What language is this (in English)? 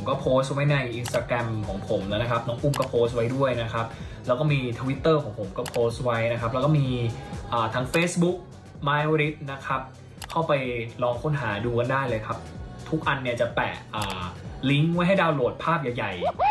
Thai